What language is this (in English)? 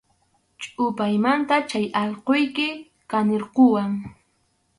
Arequipa-La Unión Quechua